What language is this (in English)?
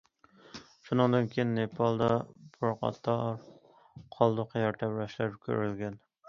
Uyghur